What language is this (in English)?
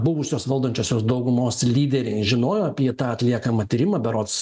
Lithuanian